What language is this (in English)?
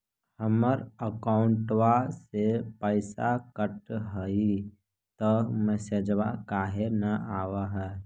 Magahi